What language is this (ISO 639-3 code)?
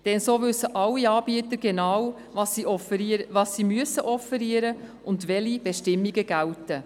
gsw